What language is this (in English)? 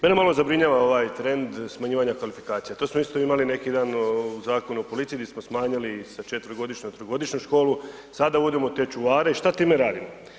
Croatian